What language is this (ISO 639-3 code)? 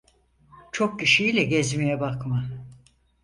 tur